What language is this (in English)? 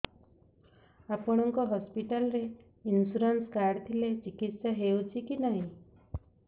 Odia